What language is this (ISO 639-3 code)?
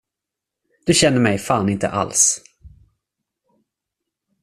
swe